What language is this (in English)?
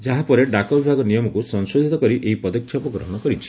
Odia